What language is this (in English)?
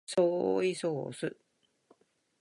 Japanese